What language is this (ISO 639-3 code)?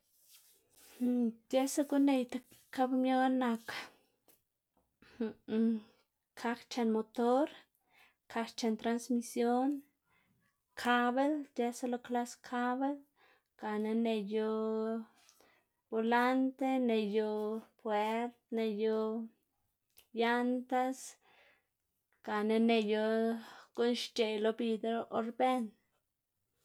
ztg